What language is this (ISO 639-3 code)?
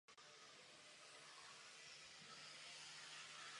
ces